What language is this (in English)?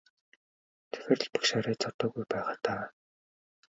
Mongolian